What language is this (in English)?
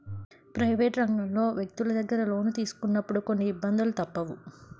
Telugu